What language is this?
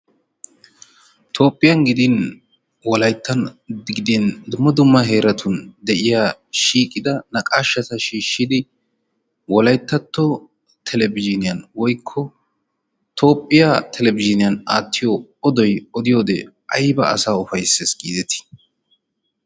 Wolaytta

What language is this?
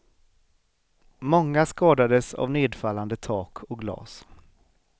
Swedish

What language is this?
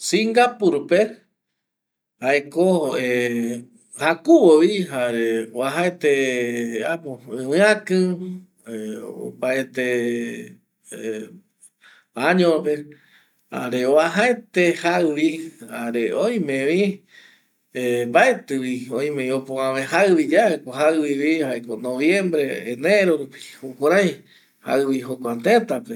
Eastern Bolivian Guaraní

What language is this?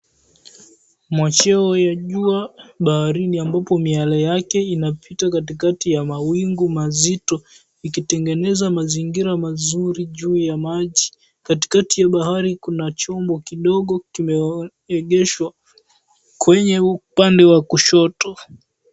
Swahili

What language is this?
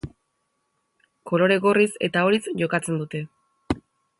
Basque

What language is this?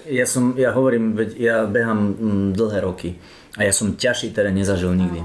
Slovak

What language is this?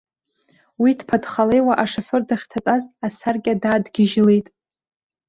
Abkhazian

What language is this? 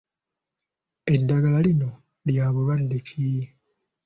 Ganda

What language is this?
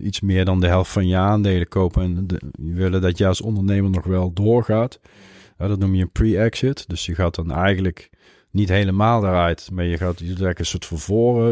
Dutch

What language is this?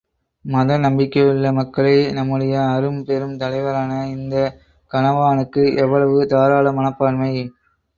Tamil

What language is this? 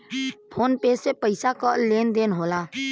Bhojpuri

